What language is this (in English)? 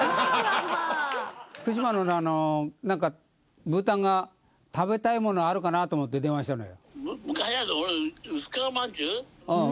Japanese